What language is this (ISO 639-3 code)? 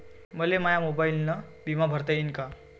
mar